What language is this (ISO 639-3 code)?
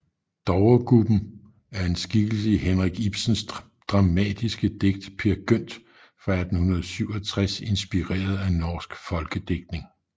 dan